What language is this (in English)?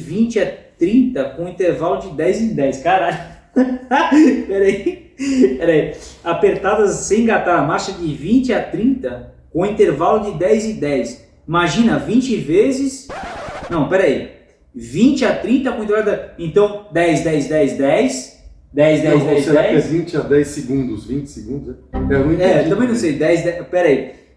Portuguese